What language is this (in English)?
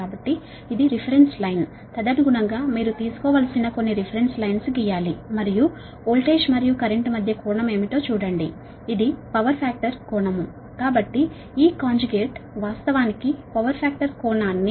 Telugu